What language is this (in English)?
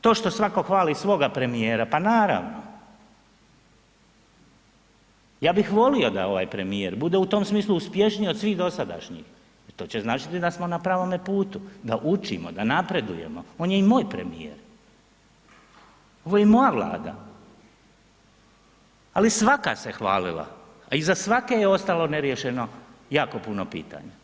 Croatian